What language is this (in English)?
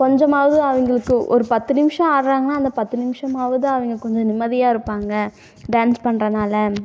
Tamil